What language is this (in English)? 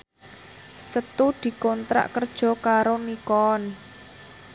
Javanese